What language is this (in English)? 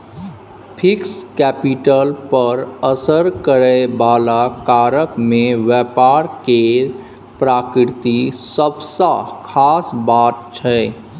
Maithili